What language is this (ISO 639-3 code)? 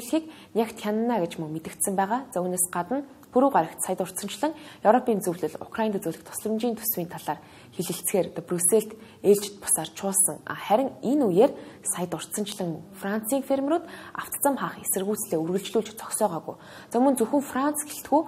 ara